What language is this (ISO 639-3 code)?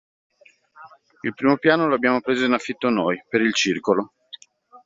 ita